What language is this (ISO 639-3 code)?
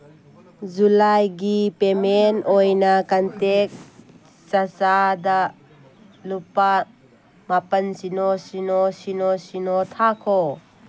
mni